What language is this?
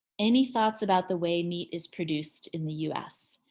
English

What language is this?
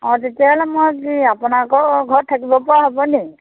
Assamese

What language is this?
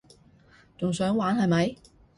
Cantonese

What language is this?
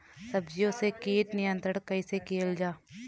Bhojpuri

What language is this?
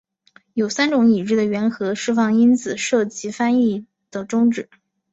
Chinese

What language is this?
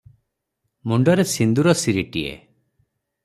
Odia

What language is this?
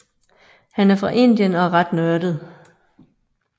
Danish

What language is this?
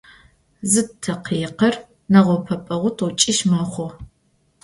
Adyghe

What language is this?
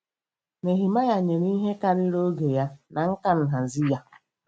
Igbo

